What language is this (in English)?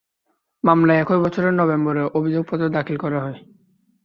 Bangla